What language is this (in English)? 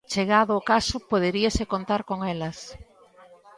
Galician